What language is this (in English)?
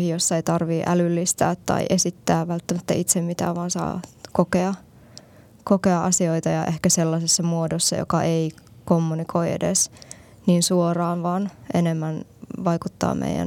Finnish